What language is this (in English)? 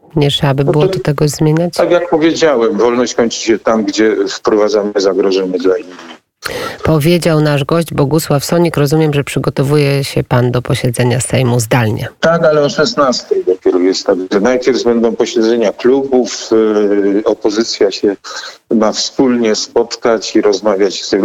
Polish